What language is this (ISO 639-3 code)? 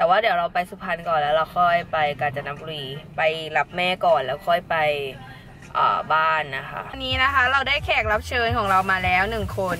tha